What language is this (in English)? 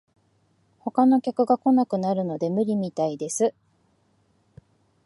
Japanese